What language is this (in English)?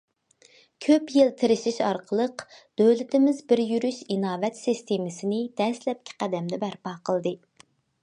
Uyghur